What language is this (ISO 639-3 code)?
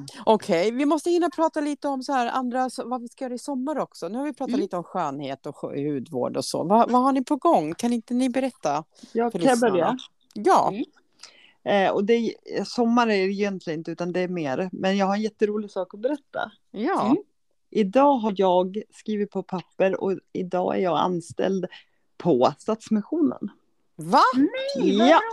swe